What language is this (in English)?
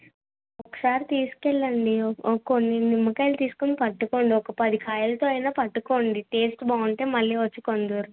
Telugu